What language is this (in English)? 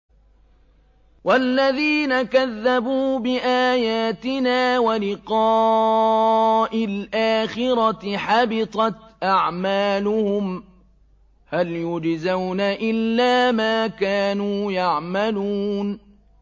Arabic